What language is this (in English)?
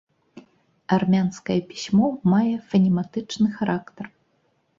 Belarusian